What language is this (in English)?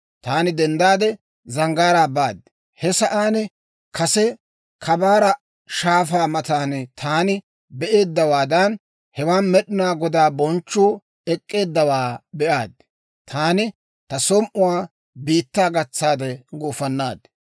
Dawro